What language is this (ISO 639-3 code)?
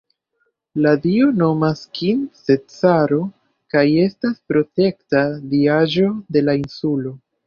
epo